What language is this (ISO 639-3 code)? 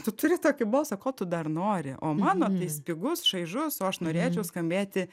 lit